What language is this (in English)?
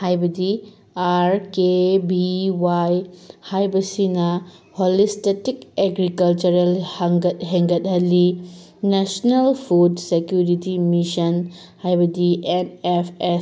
Manipuri